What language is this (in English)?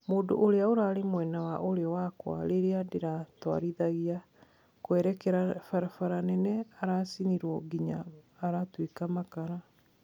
Kikuyu